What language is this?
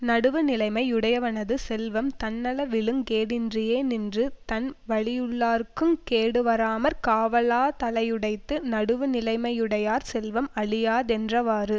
Tamil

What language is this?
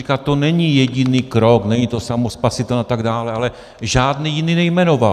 Czech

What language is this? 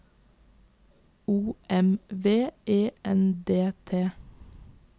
Norwegian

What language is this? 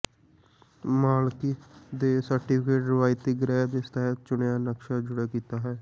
Punjabi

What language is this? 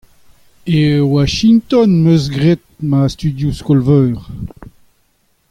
Breton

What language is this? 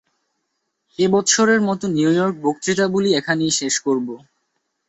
Bangla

